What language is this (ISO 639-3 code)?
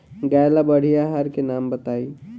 bho